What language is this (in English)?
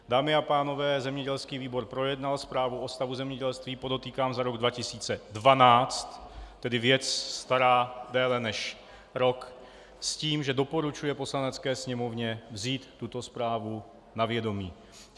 Czech